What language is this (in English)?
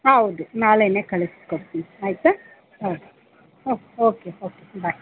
Kannada